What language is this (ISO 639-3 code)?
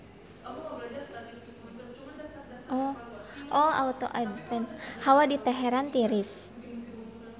sun